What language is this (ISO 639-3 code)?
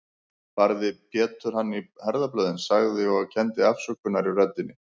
isl